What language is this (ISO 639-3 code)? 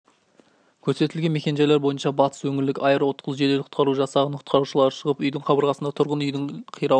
kaz